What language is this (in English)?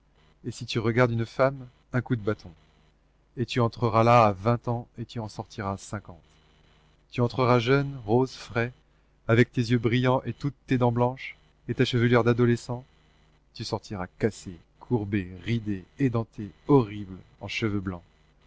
French